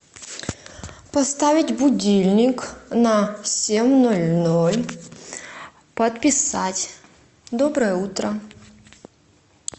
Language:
Russian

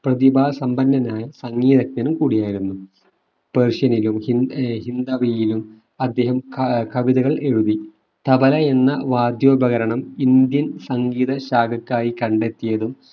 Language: Malayalam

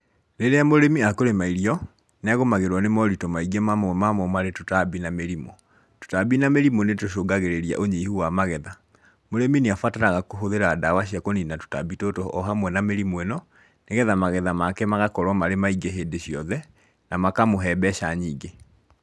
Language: Kikuyu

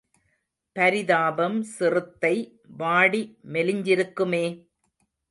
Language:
Tamil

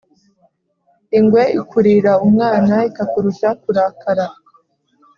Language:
Kinyarwanda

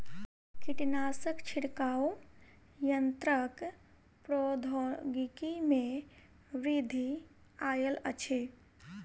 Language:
Maithili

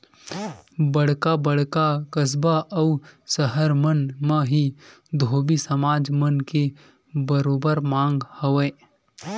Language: Chhattisgarhi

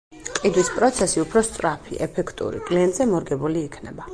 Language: Georgian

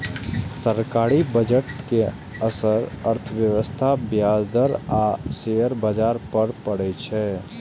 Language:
Maithili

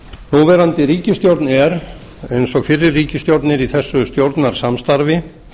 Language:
Icelandic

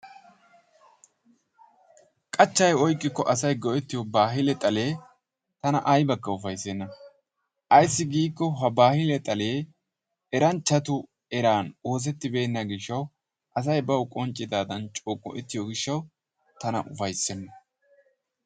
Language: Wolaytta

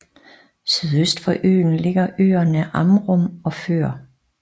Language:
Danish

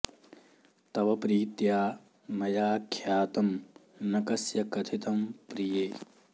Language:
Sanskrit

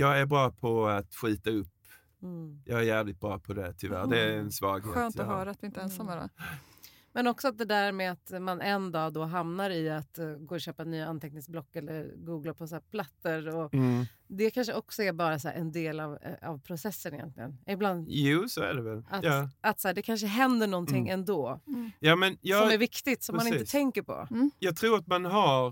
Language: Swedish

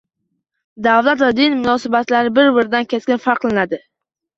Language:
Uzbek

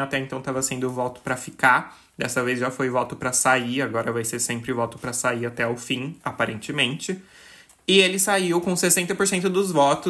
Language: Portuguese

